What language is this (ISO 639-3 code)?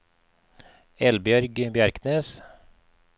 nor